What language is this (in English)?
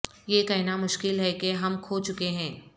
Urdu